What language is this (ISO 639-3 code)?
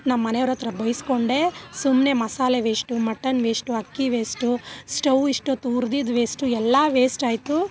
kan